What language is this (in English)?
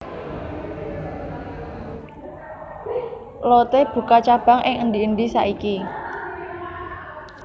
Javanese